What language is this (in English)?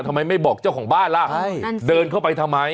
Thai